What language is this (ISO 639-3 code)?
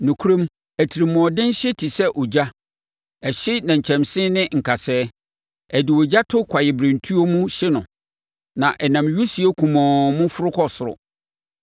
aka